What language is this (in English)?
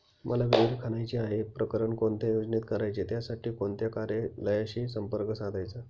Marathi